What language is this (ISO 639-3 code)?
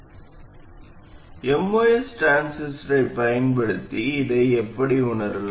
tam